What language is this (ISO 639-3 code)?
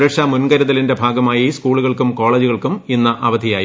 mal